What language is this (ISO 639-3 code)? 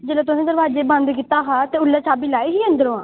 doi